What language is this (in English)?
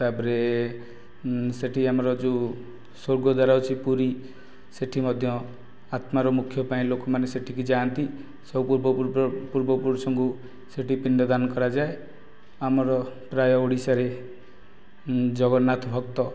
Odia